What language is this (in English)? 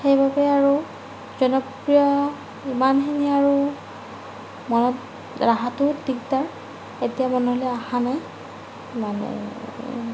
Assamese